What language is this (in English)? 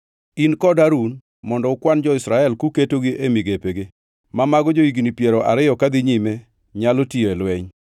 Luo (Kenya and Tanzania)